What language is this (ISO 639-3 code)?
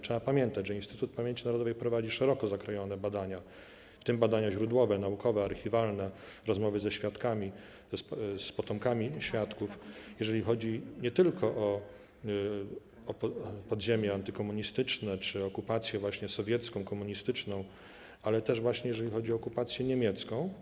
pol